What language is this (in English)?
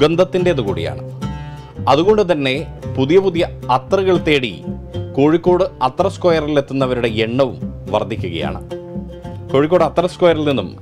Malayalam